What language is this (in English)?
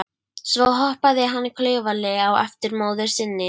Icelandic